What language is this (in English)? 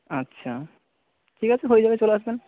Bangla